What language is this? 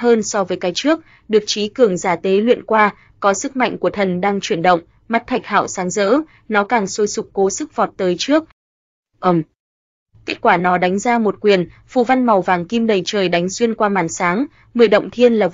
Vietnamese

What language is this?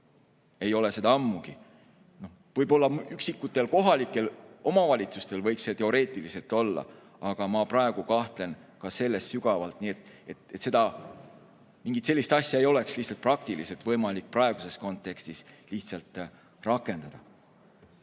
Estonian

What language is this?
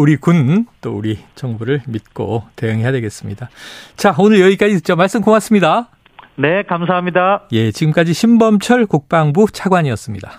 Korean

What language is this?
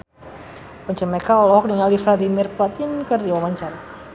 Sundanese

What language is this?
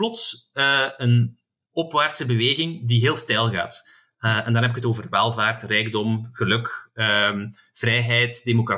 Dutch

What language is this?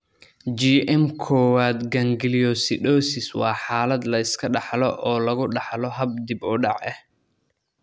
Somali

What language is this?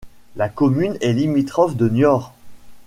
French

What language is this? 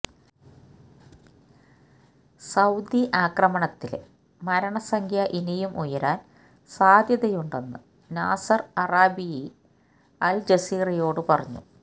Malayalam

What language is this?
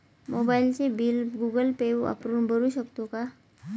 Marathi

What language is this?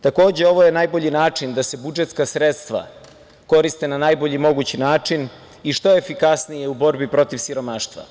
Serbian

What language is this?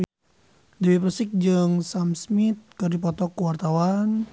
Sundanese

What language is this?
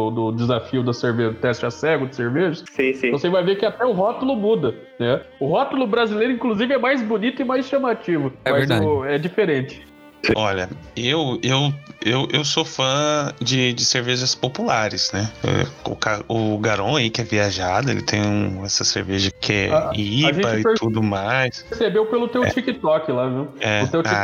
Portuguese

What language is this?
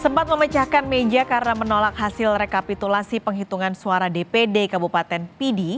Indonesian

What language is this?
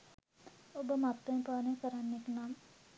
Sinhala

